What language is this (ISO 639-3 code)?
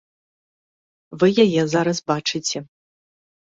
bel